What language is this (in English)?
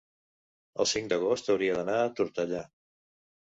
Catalan